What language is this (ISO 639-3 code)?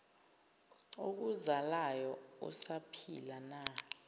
zul